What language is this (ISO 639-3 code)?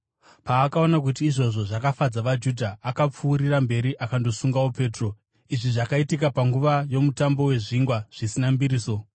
sna